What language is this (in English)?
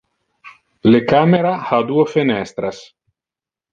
Interlingua